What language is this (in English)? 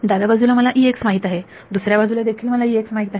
Marathi